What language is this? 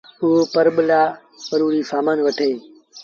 Sindhi Bhil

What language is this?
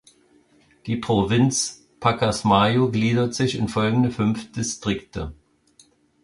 German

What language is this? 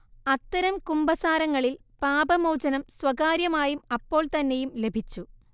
Malayalam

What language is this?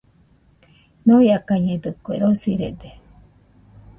Nüpode Huitoto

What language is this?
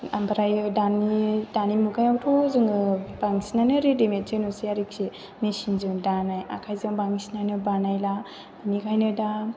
Bodo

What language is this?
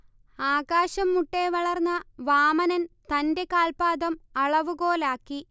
Malayalam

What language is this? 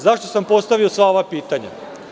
Serbian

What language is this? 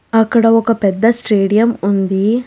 Telugu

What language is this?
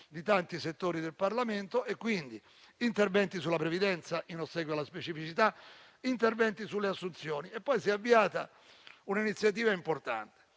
Italian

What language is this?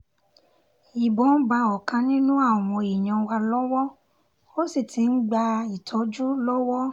Yoruba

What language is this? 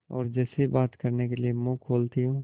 Hindi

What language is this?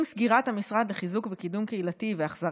Hebrew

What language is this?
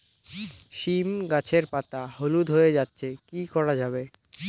Bangla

